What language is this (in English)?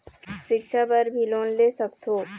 Chhattisgarhi